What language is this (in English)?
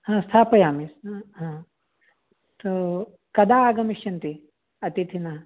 Sanskrit